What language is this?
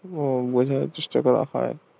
Bangla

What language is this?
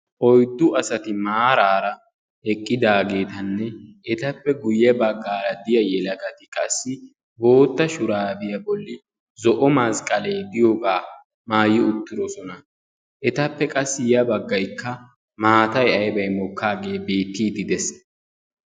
Wolaytta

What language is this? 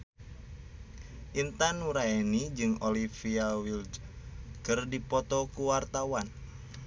Sundanese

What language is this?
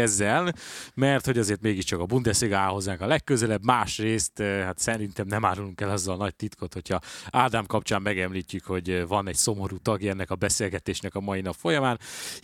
Hungarian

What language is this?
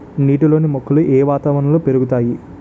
Telugu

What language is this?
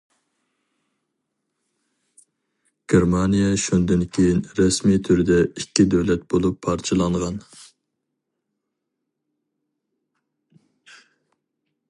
Uyghur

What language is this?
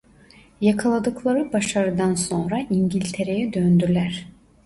Turkish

